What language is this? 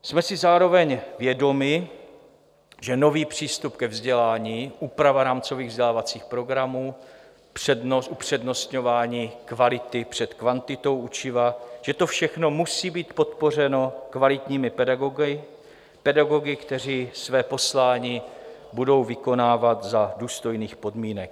Czech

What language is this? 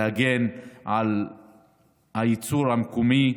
Hebrew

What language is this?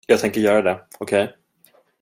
Swedish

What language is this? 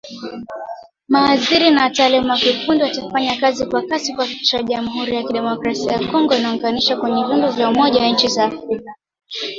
Swahili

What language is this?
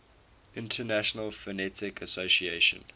English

